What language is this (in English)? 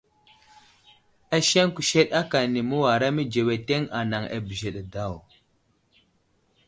Wuzlam